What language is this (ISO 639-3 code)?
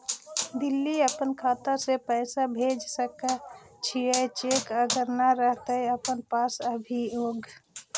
mag